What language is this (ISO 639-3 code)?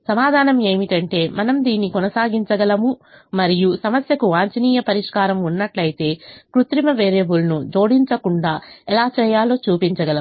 tel